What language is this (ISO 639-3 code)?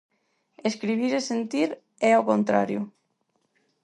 glg